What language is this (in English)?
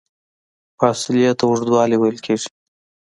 Pashto